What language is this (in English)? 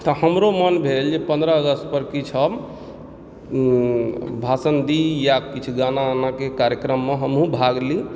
Maithili